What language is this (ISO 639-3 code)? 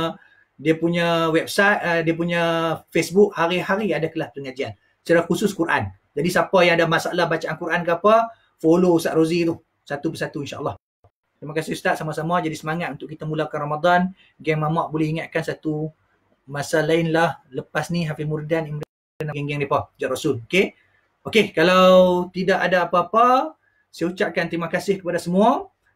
msa